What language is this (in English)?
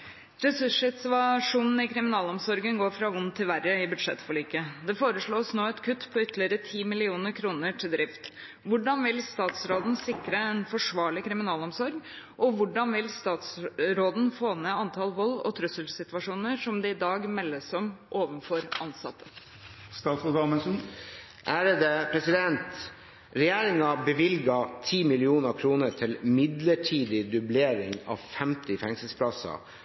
Norwegian Bokmål